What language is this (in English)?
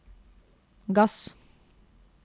Norwegian